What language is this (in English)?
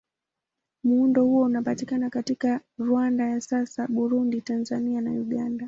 Swahili